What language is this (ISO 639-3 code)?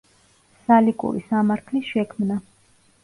kat